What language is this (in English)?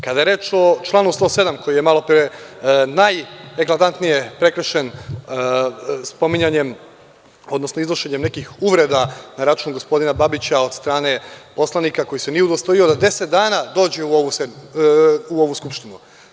Serbian